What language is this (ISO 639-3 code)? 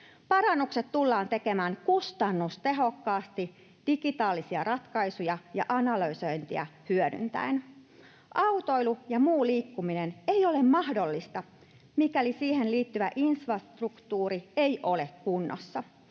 fin